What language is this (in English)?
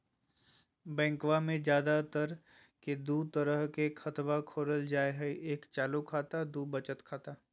Magahi